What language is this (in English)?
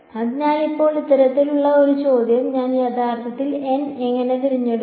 Malayalam